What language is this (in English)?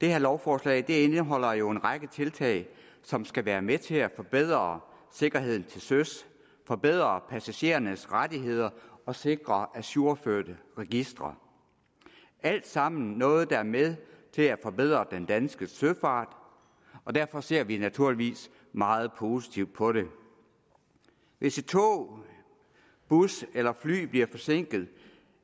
Danish